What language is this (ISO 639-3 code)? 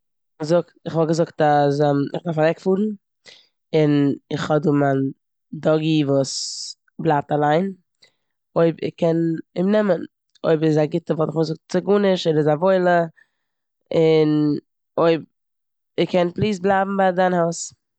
yid